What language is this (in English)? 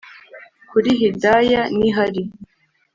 Kinyarwanda